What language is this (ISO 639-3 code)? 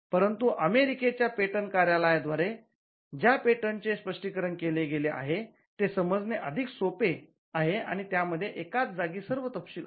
mar